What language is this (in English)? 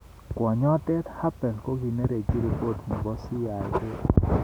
Kalenjin